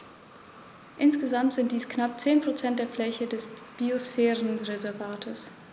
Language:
German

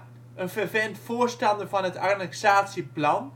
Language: Dutch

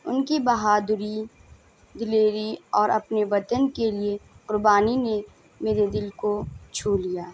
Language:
Urdu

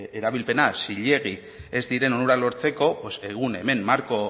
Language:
Basque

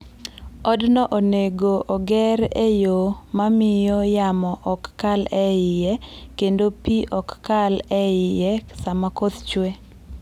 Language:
Luo (Kenya and Tanzania)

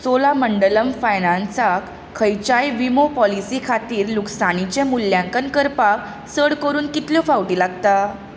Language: Konkani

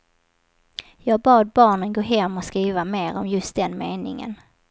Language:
Swedish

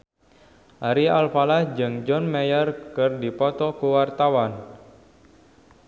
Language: Sundanese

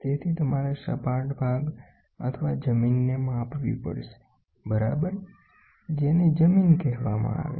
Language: Gujarati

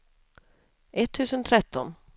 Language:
Swedish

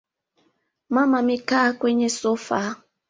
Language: Swahili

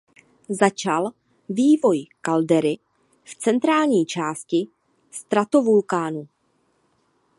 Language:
Czech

